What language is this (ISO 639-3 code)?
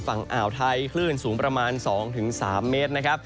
tha